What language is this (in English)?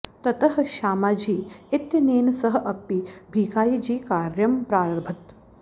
Sanskrit